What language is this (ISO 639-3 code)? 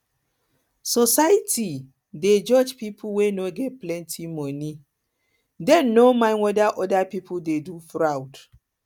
pcm